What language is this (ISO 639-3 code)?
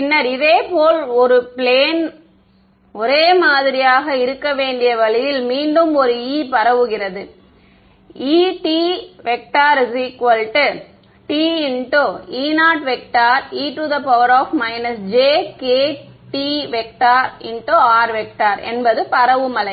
tam